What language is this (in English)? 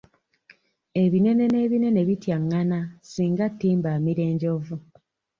Ganda